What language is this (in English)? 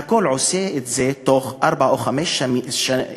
Hebrew